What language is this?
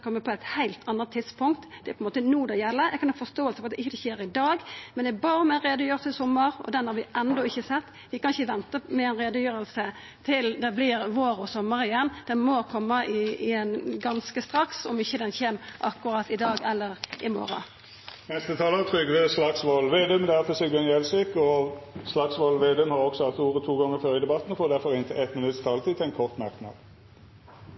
Norwegian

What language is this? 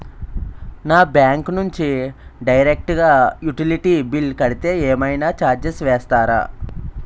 Telugu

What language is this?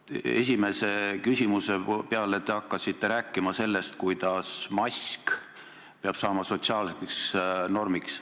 Estonian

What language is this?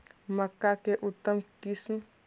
Magahi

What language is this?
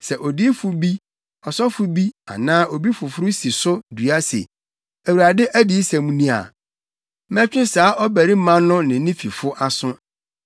Akan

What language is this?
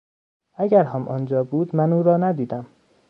Persian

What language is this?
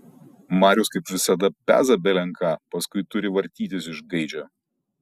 Lithuanian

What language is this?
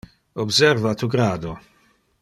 Interlingua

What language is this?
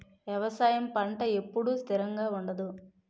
Telugu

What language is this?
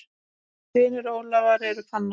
Icelandic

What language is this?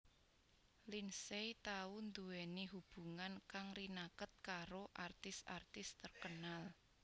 Javanese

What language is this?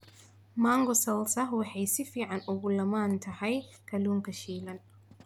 Somali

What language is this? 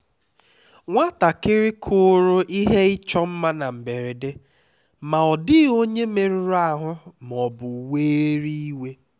Igbo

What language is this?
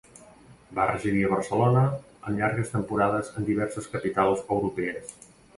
Catalan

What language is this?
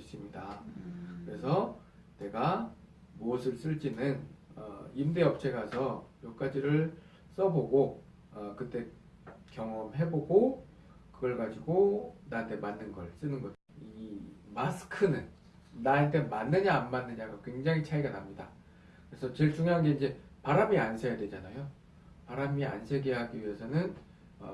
Korean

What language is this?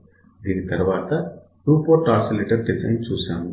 Telugu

